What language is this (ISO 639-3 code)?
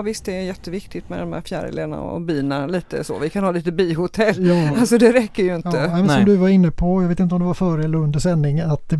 swe